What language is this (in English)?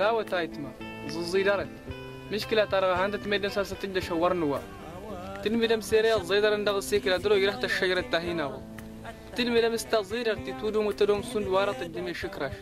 Arabic